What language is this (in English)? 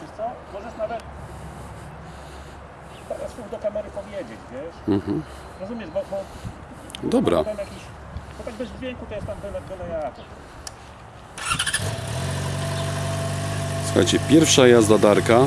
Polish